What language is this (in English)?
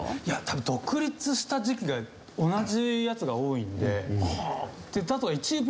Japanese